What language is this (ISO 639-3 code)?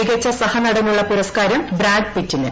mal